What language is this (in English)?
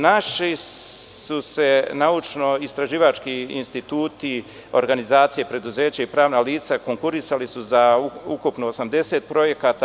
Serbian